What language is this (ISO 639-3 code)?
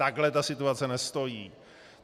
ces